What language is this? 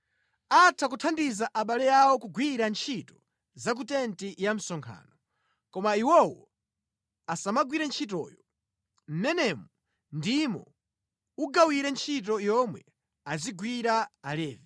Nyanja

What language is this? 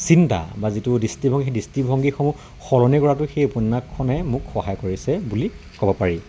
Assamese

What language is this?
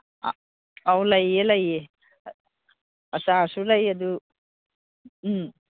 Manipuri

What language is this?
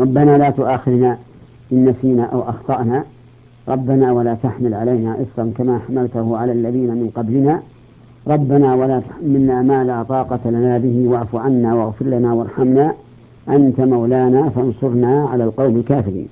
Arabic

